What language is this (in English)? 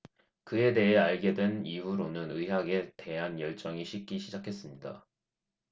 Korean